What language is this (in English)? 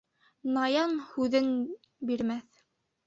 Bashkir